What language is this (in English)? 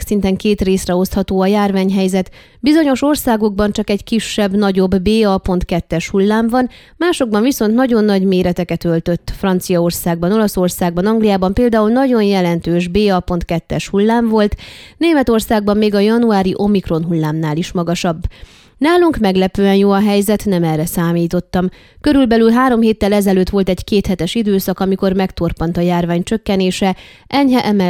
Hungarian